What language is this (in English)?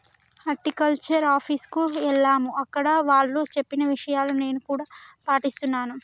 Telugu